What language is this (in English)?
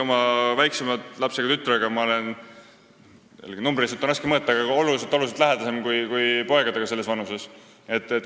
Estonian